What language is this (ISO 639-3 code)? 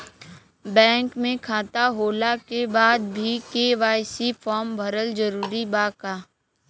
bho